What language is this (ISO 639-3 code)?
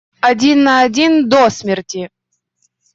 rus